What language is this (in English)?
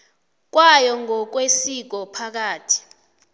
South Ndebele